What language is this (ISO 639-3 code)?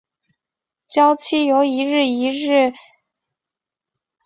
zho